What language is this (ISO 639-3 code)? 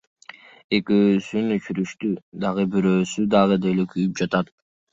kir